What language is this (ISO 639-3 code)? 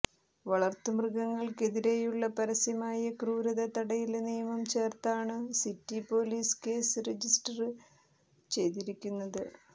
mal